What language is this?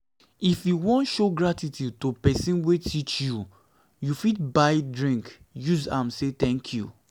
Nigerian Pidgin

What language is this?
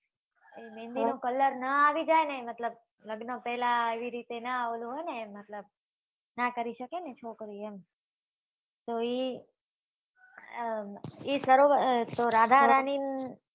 Gujarati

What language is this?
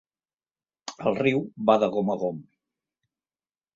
Catalan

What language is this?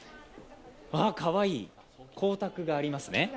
Japanese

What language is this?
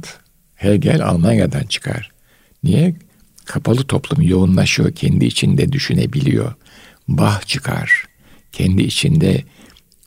Turkish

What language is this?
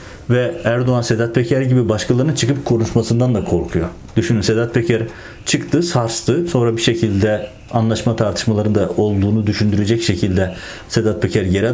Turkish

